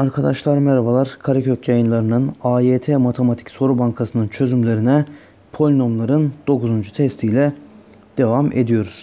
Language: Turkish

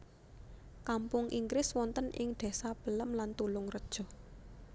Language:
Javanese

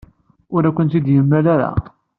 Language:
Kabyle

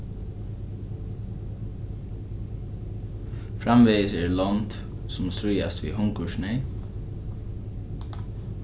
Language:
Faroese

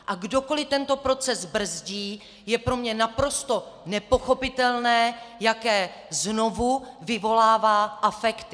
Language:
Czech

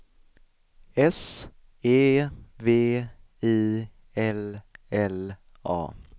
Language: Swedish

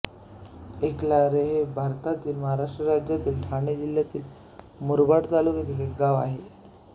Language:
Marathi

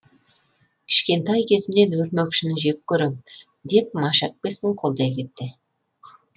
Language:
Kazakh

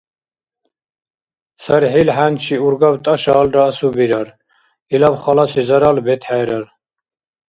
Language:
Dargwa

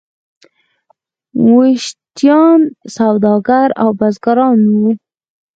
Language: Pashto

